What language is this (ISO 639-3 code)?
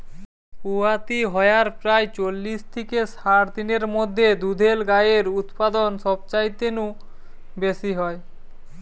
ben